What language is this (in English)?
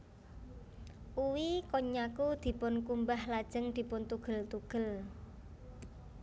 Javanese